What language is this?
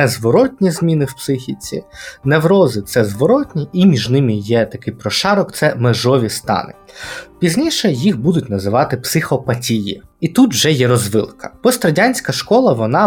Ukrainian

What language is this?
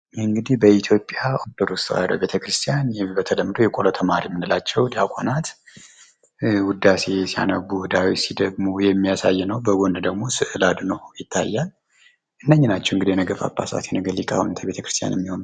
Amharic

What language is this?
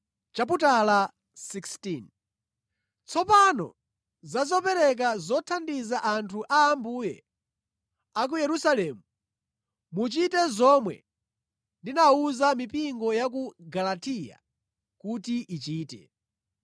Nyanja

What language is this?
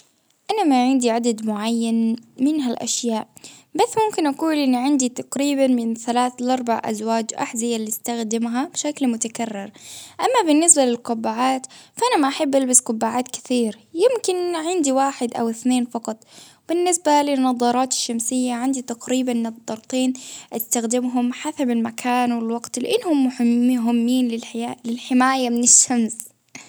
Baharna Arabic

